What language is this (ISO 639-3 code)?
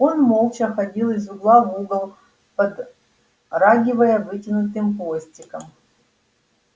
rus